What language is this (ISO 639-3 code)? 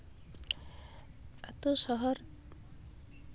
sat